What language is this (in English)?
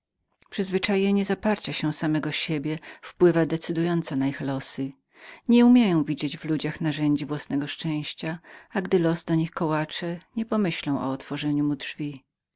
Polish